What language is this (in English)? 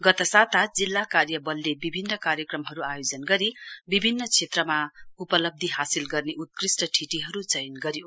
Nepali